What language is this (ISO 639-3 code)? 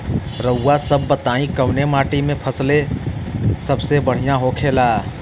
bho